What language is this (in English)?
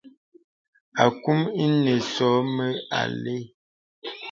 Bebele